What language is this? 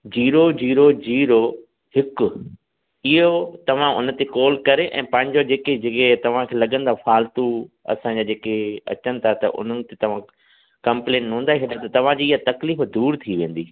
Sindhi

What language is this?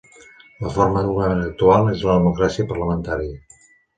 Catalan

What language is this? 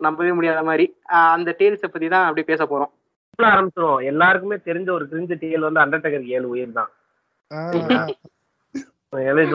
Tamil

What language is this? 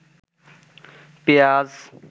Bangla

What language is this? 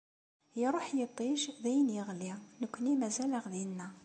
Kabyle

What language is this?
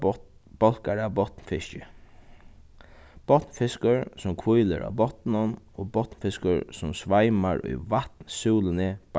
Faroese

